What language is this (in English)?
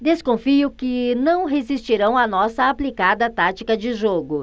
Portuguese